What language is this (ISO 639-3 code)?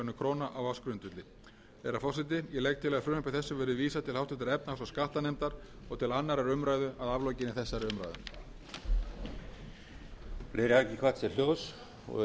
isl